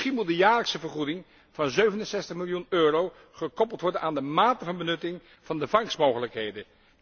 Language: Dutch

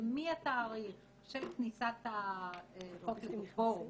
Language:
Hebrew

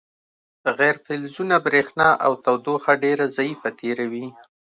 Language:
Pashto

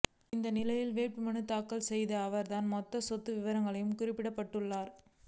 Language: Tamil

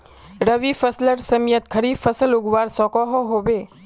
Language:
Magahi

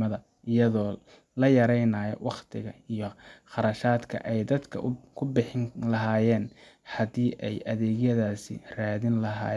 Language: Somali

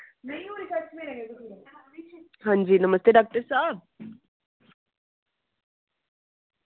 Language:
Dogri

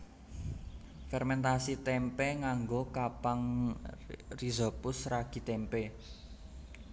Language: Javanese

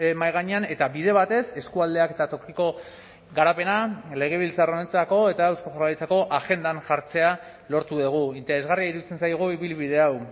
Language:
Basque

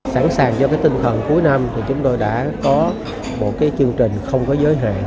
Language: Vietnamese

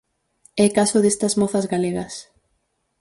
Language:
Galician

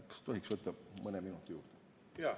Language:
Estonian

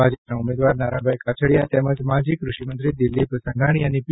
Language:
Gujarati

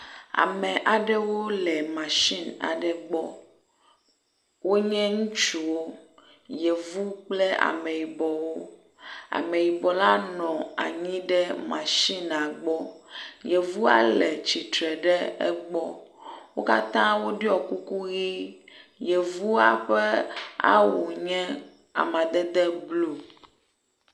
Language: Ewe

